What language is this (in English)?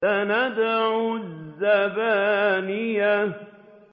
Arabic